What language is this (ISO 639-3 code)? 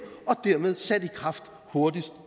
dan